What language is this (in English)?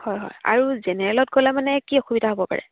Assamese